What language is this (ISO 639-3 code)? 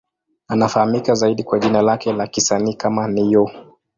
swa